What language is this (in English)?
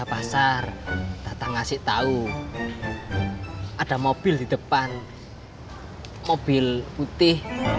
Indonesian